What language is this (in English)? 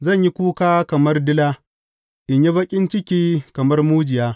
Hausa